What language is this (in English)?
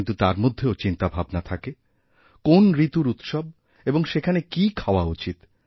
Bangla